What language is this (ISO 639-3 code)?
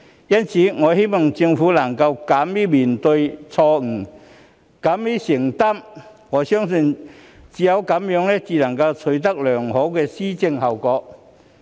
yue